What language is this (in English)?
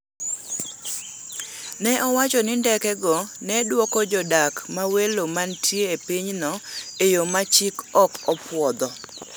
Luo (Kenya and Tanzania)